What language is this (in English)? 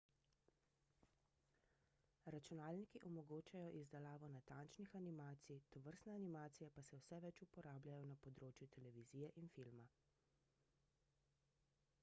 Slovenian